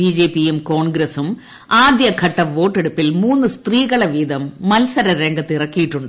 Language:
Malayalam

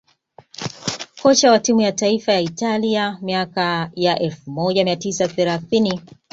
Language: Swahili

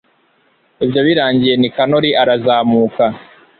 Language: Kinyarwanda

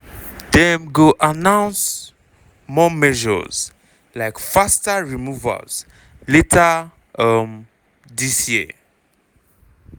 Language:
Nigerian Pidgin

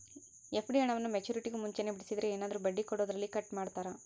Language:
Kannada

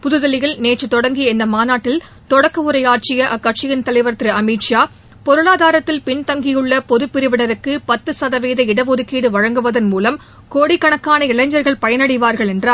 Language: Tamil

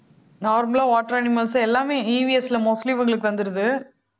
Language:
Tamil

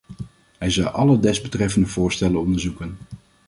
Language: Dutch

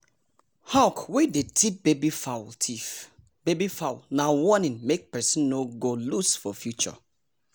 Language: Nigerian Pidgin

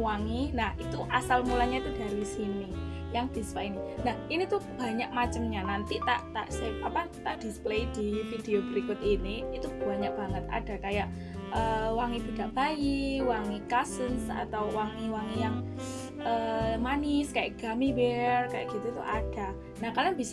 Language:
Indonesian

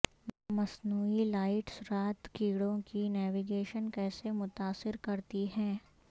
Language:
Urdu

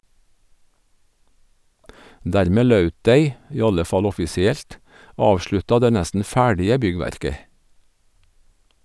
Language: Norwegian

